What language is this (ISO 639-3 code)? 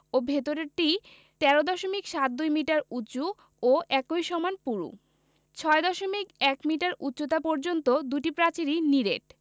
ben